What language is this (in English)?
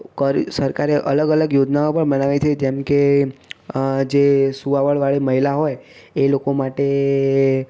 Gujarati